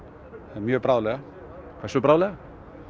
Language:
Icelandic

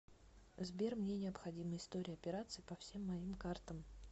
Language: Russian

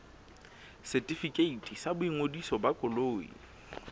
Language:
Southern Sotho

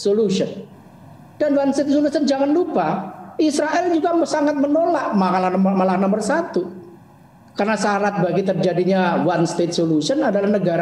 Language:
Indonesian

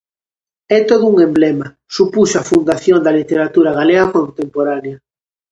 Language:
Galician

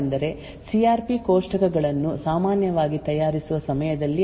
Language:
Kannada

